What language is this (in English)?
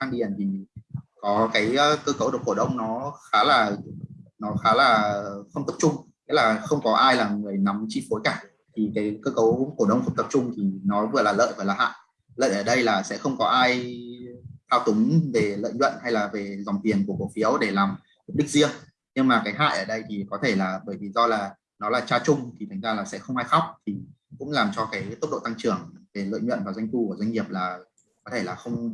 Vietnamese